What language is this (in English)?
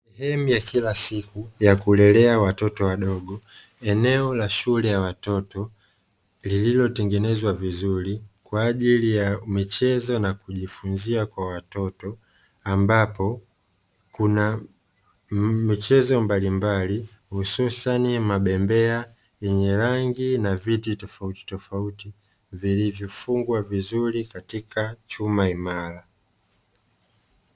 Swahili